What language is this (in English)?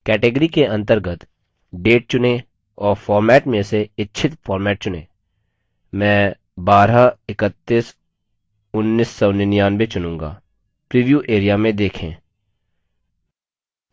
Hindi